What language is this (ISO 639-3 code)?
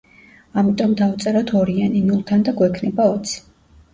kat